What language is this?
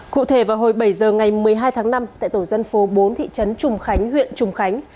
Vietnamese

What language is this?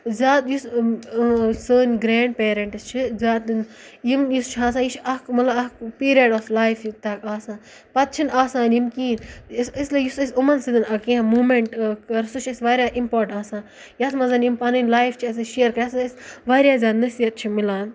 Kashmiri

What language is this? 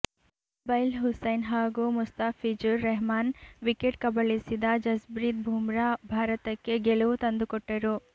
Kannada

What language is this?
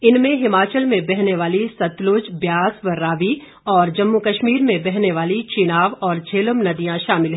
Hindi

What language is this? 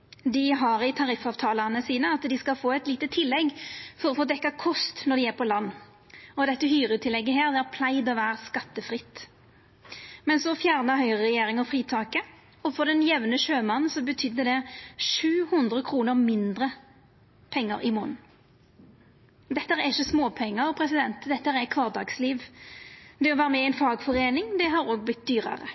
Norwegian Nynorsk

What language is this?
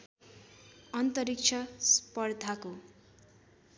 Nepali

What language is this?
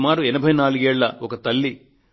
Telugu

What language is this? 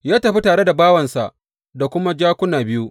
Hausa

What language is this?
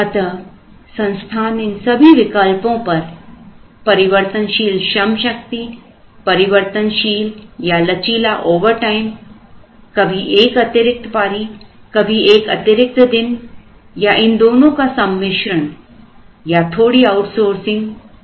Hindi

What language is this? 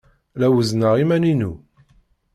Kabyle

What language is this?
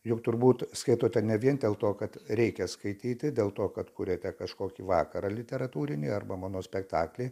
Lithuanian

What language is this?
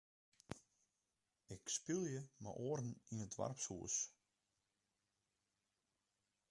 Western Frisian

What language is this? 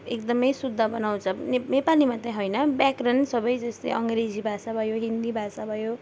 Nepali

